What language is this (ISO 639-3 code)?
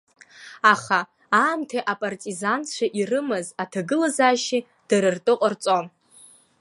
abk